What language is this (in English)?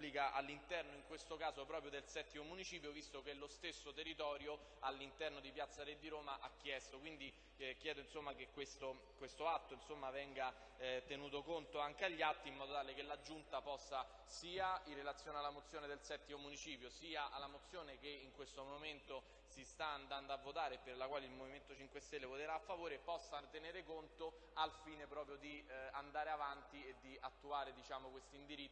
Italian